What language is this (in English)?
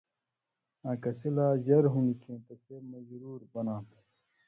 Indus Kohistani